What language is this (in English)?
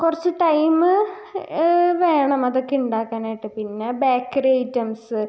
Malayalam